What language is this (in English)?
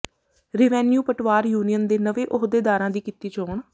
Punjabi